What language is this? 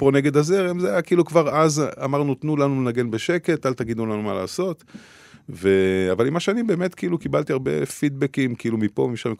Hebrew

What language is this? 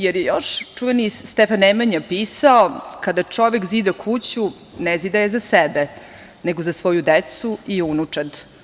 Serbian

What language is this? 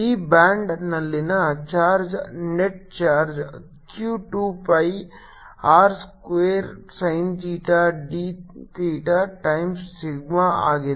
Kannada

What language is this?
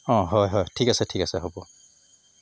Assamese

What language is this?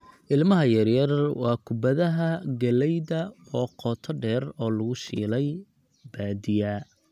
Somali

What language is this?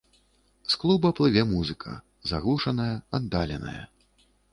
Belarusian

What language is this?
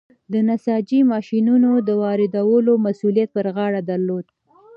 Pashto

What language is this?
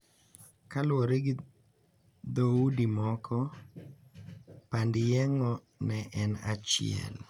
Luo (Kenya and Tanzania)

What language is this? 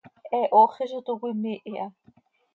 Seri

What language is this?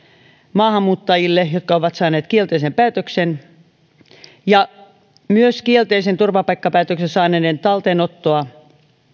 Finnish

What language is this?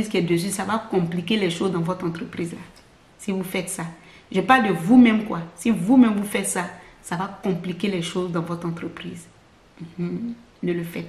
French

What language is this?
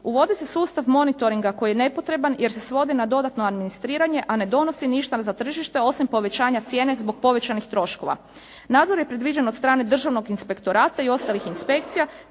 Croatian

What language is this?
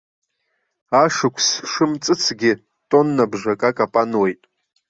Abkhazian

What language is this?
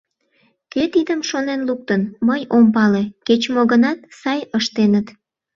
Mari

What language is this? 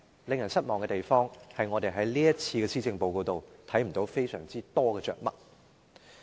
Cantonese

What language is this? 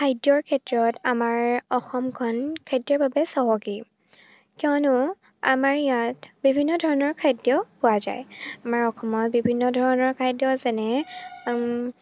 Assamese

